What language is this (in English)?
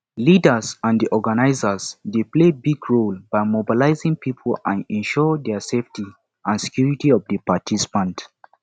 Nigerian Pidgin